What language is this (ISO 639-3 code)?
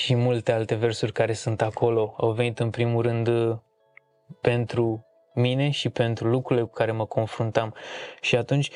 ron